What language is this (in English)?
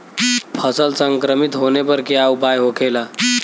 Bhojpuri